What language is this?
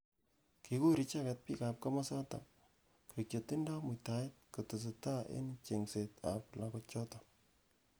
Kalenjin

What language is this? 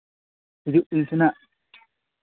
Santali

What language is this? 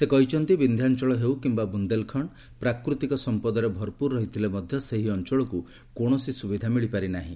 Odia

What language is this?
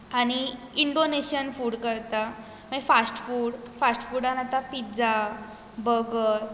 Konkani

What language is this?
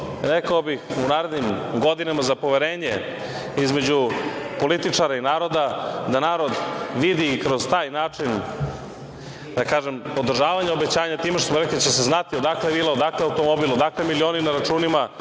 Serbian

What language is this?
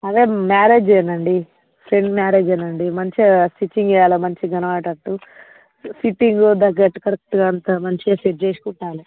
Telugu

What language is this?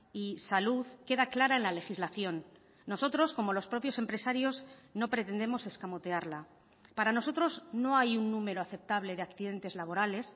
Spanish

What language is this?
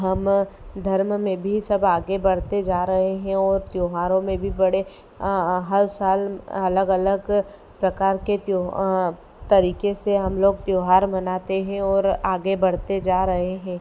Hindi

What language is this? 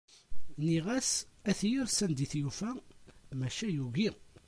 Kabyle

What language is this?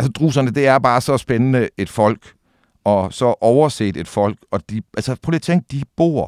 Danish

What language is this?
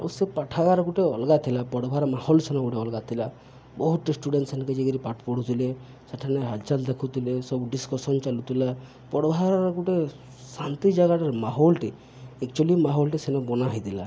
Odia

